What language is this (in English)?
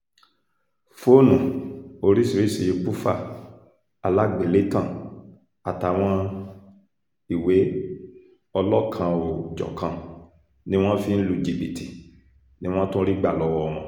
Yoruba